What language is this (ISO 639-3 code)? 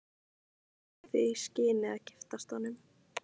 isl